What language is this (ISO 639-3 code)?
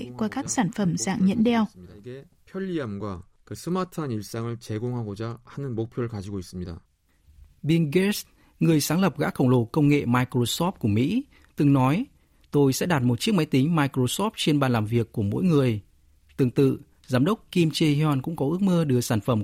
vie